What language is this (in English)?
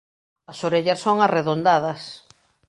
Galician